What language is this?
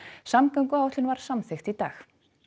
Icelandic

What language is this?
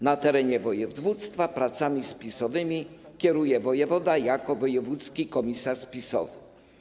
Polish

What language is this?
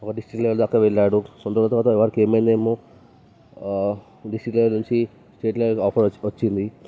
Telugu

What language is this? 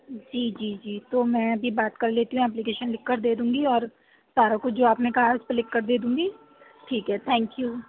Urdu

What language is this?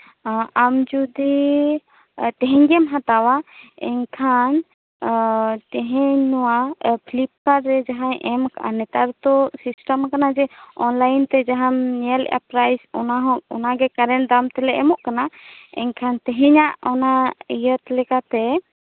Santali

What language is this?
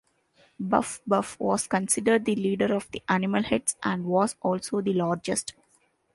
English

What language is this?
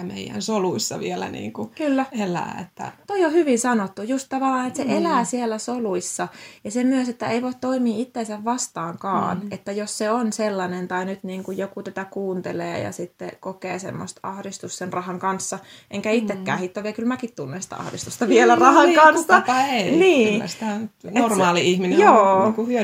Finnish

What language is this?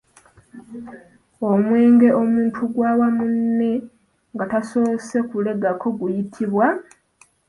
Ganda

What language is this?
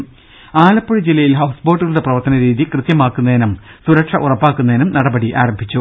Malayalam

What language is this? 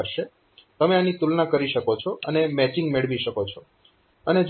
Gujarati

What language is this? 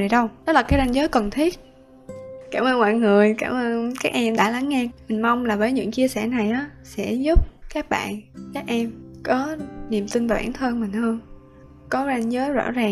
Vietnamese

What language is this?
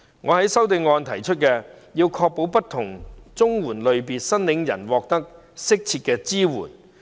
Cantonese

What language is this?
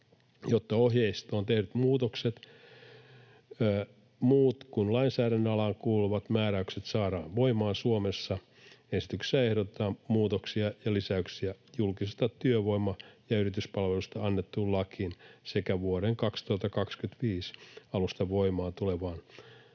Finnish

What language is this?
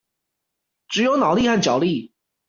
Chinese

